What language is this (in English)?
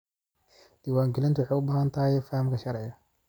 Somali